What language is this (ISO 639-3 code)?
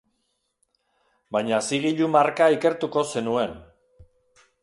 eus